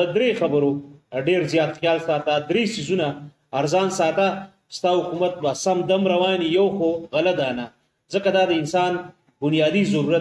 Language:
Romanian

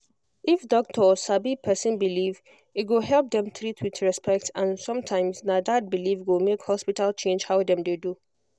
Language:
Nigerian Pidgin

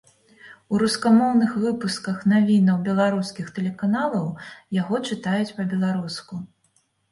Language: Belarusian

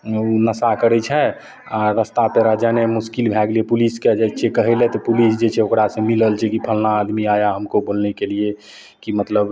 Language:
Maithili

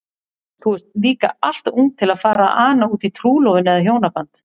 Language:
Icelandic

